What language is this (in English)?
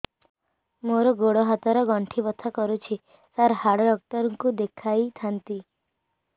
Odia